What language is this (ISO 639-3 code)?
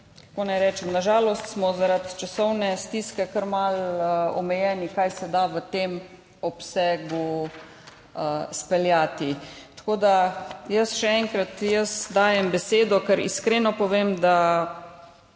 slv